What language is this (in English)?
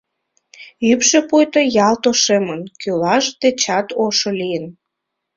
Mari